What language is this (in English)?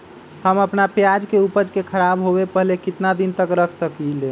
Magahi